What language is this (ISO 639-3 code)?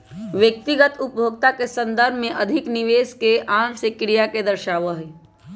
mag